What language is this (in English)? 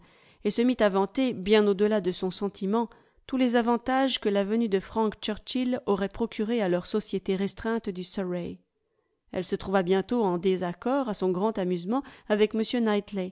French